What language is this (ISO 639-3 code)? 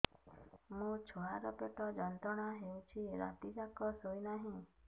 ori